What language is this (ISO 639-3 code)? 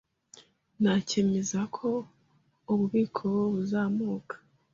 kin